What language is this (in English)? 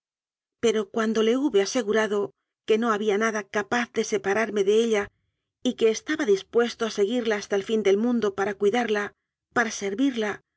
Spanish